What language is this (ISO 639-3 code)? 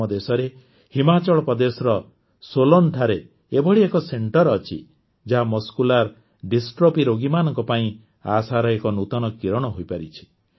ori